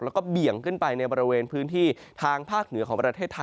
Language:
Thai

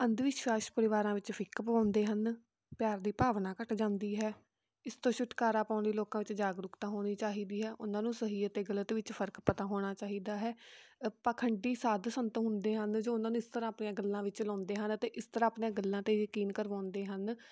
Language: Punjabi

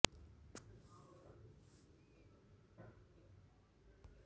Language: Gujarati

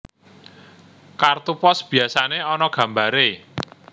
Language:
Javanese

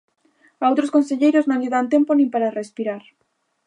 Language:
Galician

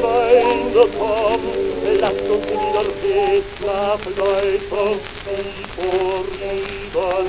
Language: Arabic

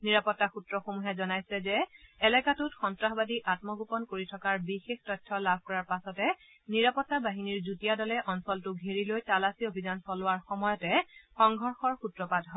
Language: Assamese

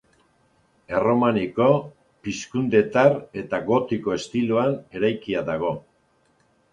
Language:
Basque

